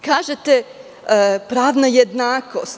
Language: Serbian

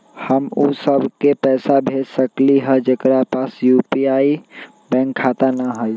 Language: Magahi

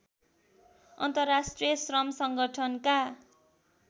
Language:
Nepali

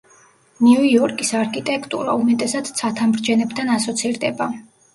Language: Georgian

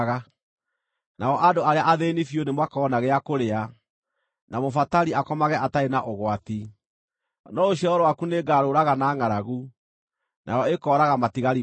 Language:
Kikuyu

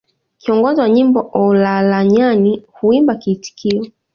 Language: Swahili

